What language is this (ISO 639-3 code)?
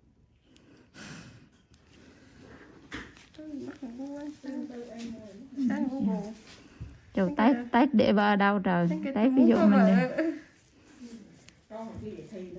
vie